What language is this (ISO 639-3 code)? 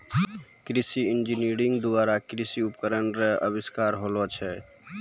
mai